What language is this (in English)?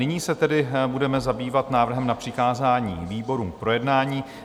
Czech